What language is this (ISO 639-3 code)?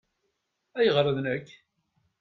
kab